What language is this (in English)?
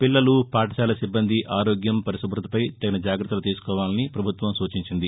Telugu